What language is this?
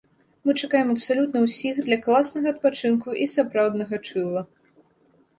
Belarusian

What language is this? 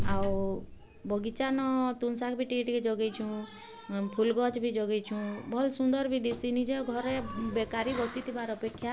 Odia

